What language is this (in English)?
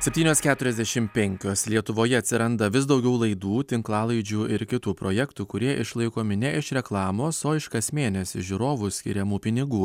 Lithuanian